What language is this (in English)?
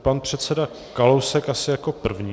Czech